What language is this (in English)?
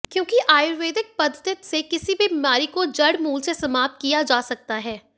Hindi